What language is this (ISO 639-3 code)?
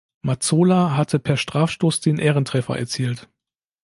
deu